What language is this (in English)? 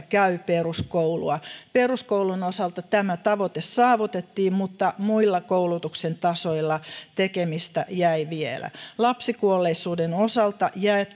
Finnish